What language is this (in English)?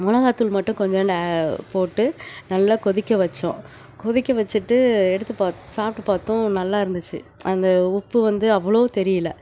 Tamil